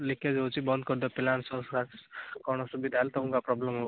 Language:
Odia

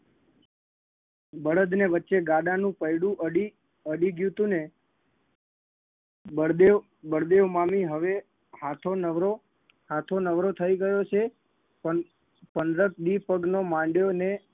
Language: Gujarati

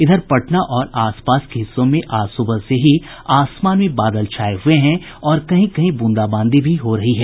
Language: Hindi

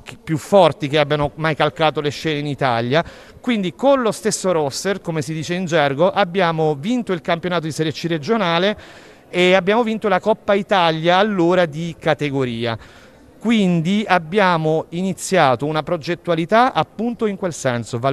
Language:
Italian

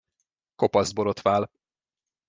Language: Hungarian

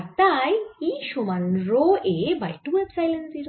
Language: Bangla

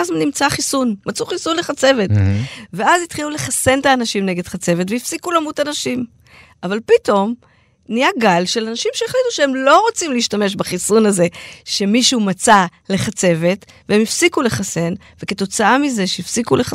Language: Hebrew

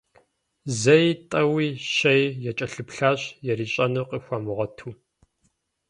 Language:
Kabardian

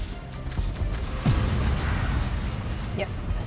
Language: Indonesian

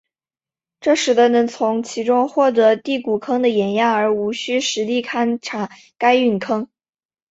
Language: Chinese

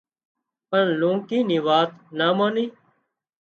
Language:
Wadiyara Koli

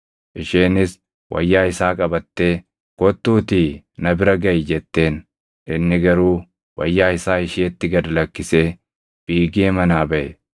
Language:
Oromo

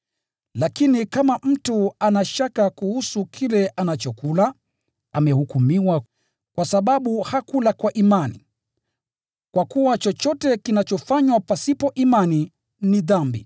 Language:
Swahili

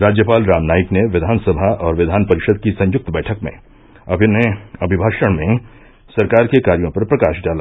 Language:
Hindi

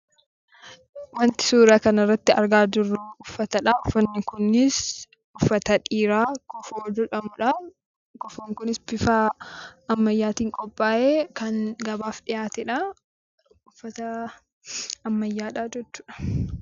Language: Oromo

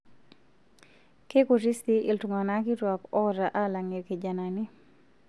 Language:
Masai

